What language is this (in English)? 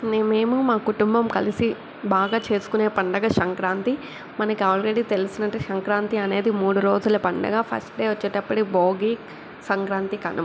Telugu